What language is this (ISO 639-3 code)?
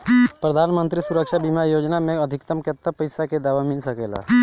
bho